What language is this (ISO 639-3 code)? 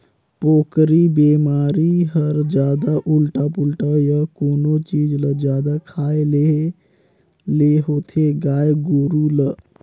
hne